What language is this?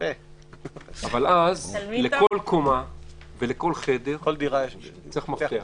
Hebrew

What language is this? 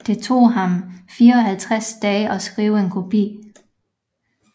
Danish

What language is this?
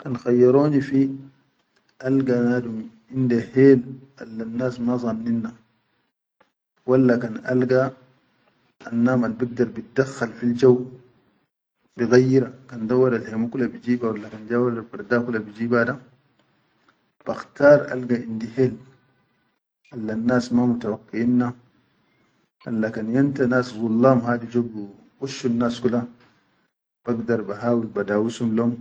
Chadian Arabic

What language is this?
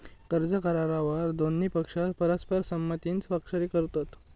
Marathi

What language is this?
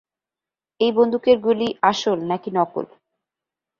Bangla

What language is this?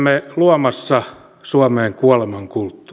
Finnish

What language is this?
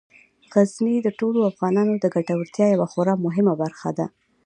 Pashto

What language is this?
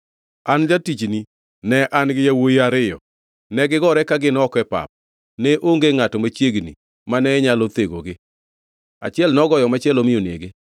Luo (Kenya and Tanzania)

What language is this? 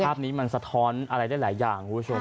Thai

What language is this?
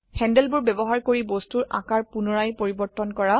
Assamese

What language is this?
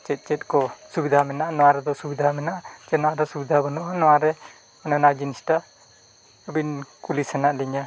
Santali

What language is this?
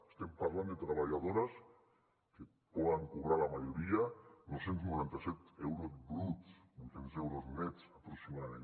Catalan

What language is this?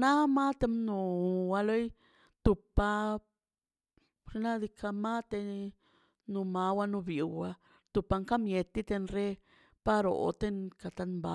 Mazaltepec Zapotec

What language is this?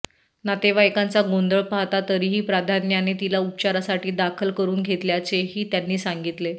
Marathi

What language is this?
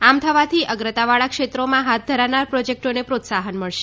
Gujarati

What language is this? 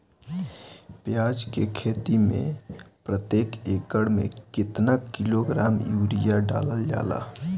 Bhojpuri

